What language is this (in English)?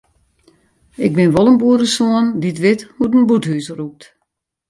Western Frisian